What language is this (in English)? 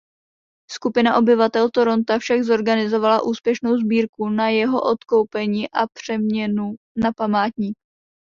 Czech